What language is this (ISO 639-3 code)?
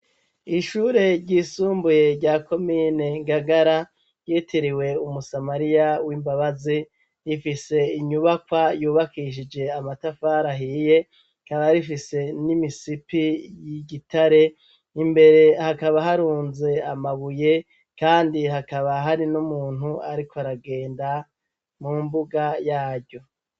run